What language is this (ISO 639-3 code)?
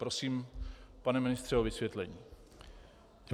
ces